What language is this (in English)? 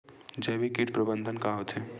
Chhattisgarhi